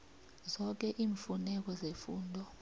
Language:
South Ndebele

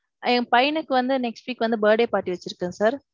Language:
Tamil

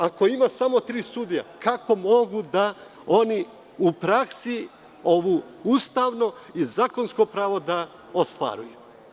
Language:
Serbian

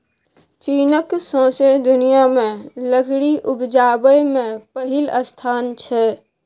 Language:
Maithili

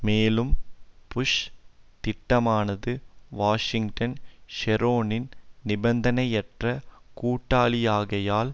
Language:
Tamil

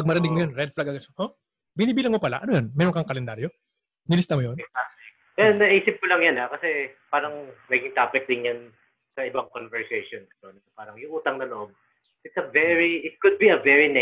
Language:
Filipino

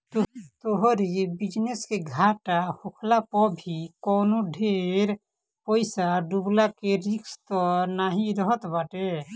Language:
Bhojpuri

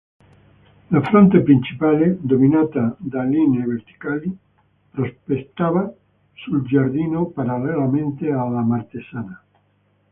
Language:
Italian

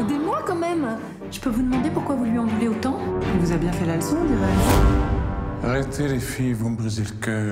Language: French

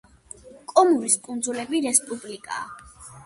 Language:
Georgian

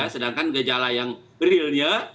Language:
Indonesian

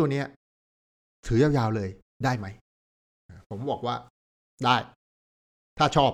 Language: Thai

